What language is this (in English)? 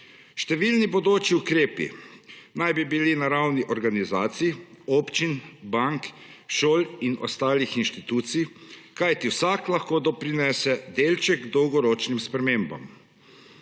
Slovenian